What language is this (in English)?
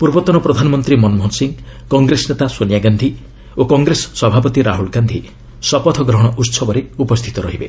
Odia